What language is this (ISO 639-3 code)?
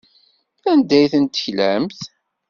kab